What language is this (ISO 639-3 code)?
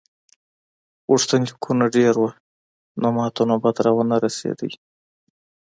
pus